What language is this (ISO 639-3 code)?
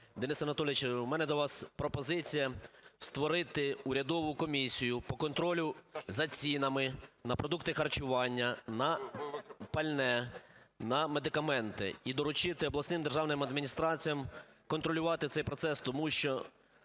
ukr